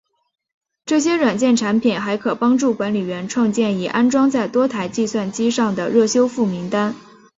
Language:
Chinese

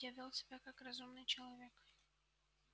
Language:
Russian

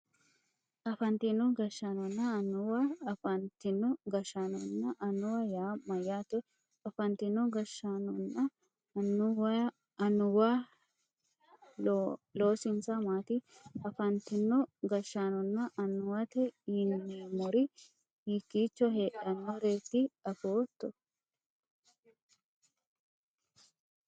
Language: Sidamo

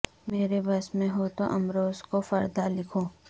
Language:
Urdu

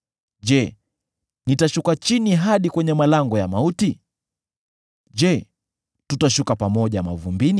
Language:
Swahili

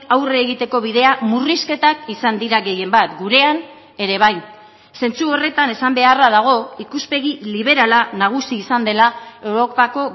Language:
Basque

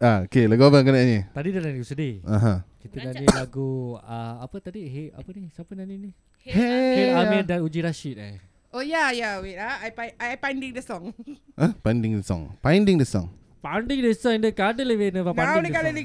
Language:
Malay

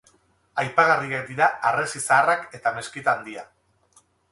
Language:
Basque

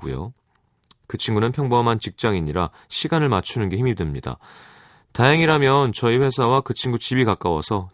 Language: Korean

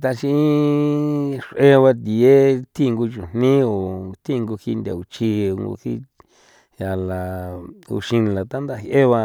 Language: San Felipe Otlaltepec Popoloca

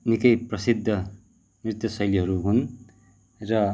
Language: Nepali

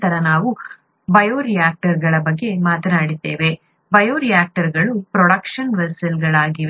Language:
Kannada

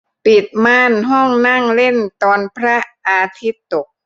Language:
Thai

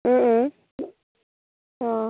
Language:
Assamese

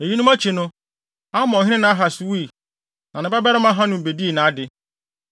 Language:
Akan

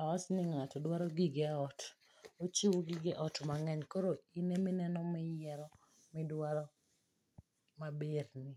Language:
Luo (Kenya and Tanzania)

